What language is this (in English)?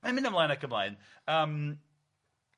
Welsh